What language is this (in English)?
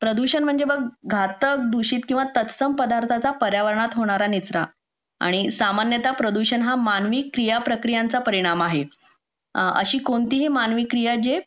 Marathi